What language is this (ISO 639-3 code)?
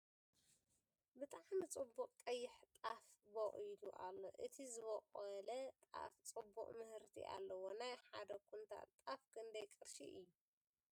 tir